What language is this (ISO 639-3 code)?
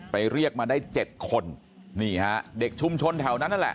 tha